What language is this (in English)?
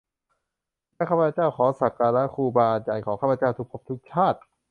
Thai